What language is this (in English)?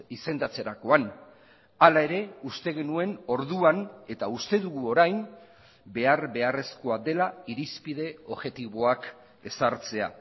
Basque